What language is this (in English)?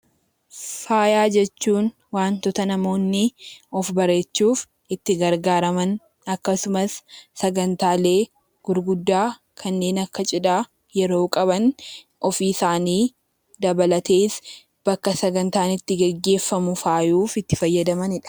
Oromo